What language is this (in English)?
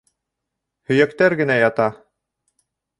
Bashkir